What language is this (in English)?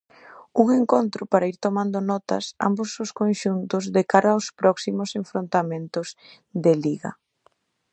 Galician